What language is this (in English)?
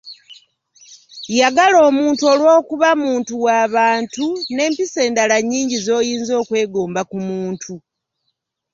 Ganda